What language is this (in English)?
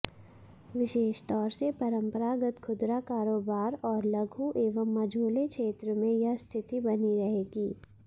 Hindi